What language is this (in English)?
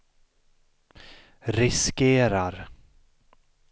Swedish